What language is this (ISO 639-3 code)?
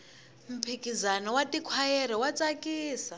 tso